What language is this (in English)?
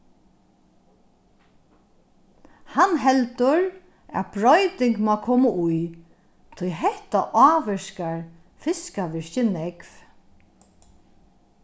Faroese